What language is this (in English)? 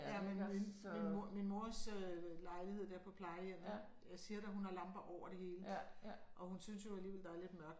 Danish